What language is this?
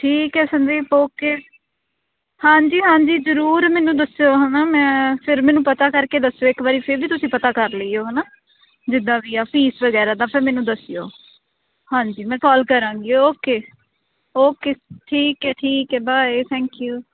Punjabi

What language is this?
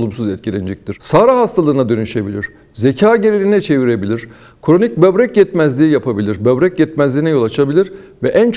Turkish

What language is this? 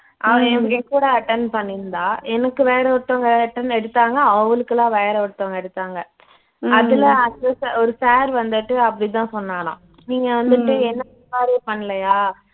Tamil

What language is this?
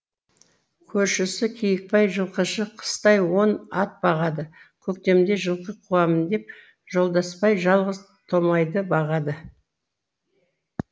Kazakh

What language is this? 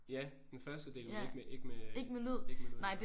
Danish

